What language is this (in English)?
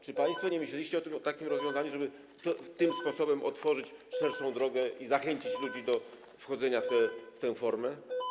Polish